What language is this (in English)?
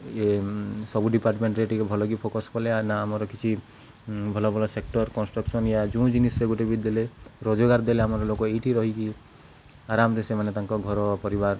Odia